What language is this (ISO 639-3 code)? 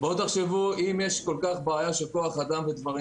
heb